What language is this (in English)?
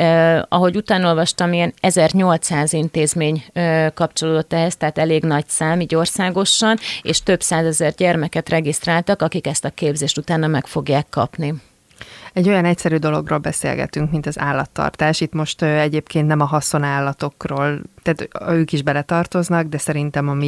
Hungarian